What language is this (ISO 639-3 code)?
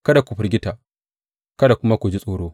hau